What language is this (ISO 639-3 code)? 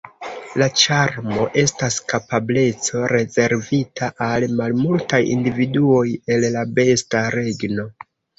epo